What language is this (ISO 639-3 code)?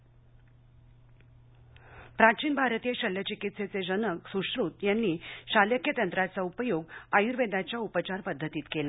mar